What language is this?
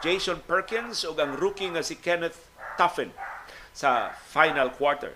Filipino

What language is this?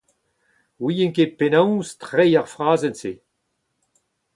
Breton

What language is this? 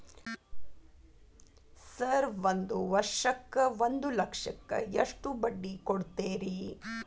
Kannada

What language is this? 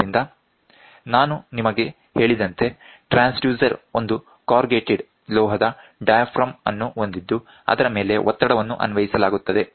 Kannada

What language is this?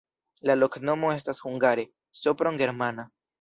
Esperanto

